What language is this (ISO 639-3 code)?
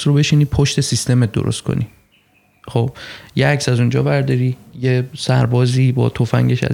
fas